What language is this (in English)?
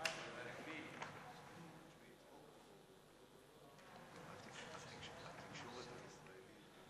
Hebrew